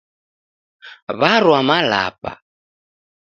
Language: Taita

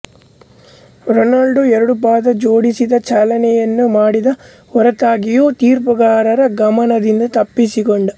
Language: Kannada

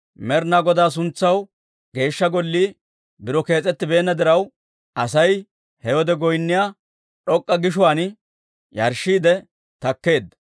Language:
Dawro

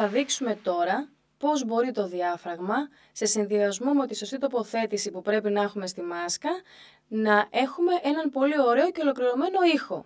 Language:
Greek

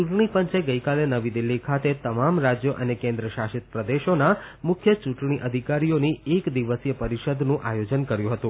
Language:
Gujarati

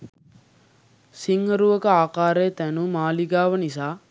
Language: Sinhala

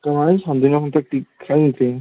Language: Manipuri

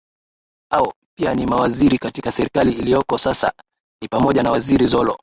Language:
Swahili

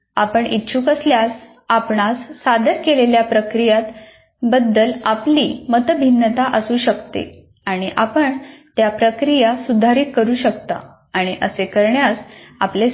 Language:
Marathi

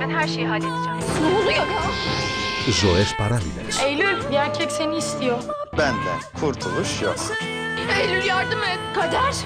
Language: Turkish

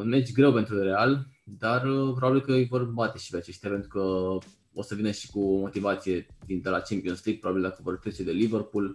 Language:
Romanian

